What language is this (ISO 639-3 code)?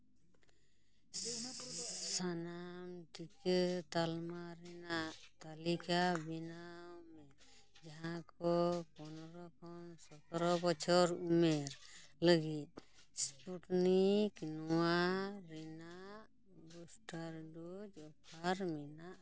sat